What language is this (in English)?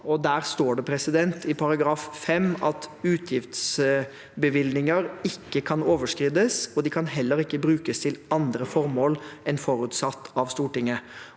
Norwegian